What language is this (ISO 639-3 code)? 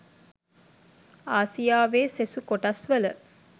sin